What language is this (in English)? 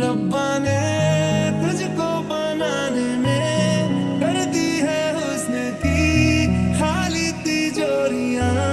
Hindi